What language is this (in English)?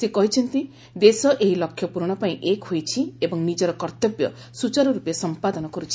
Odia